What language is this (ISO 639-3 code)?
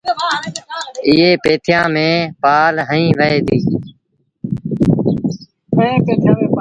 sbn